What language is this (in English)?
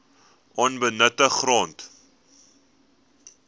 Afrikaans